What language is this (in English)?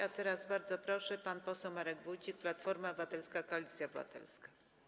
Polish